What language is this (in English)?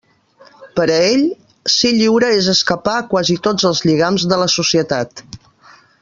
Catalan